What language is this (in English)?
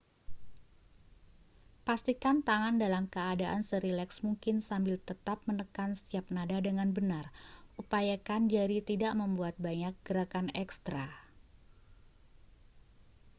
Indonesian